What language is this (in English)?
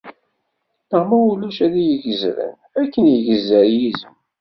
Kabyle